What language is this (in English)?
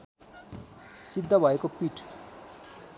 Nepali